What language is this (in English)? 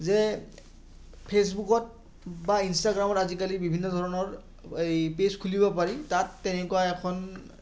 Assamese